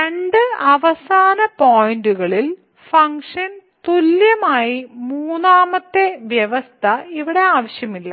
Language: Malayalam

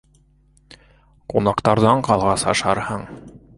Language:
Bashkir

